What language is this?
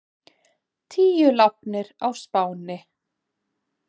Icelandic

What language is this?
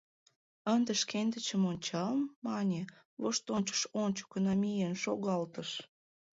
Mari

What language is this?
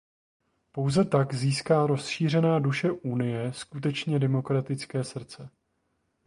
Czech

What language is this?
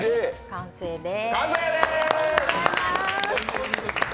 Japanese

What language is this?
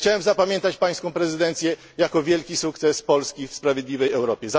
Polish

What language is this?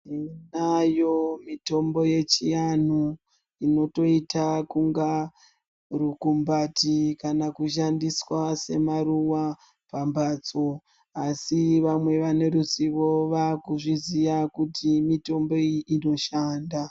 Ndau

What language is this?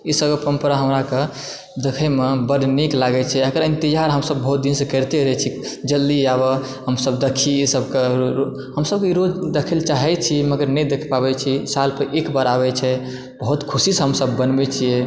Maithili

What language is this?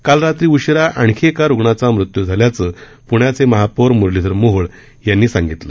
Marathi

